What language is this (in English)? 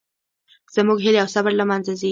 Pashto